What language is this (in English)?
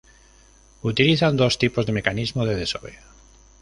Spanish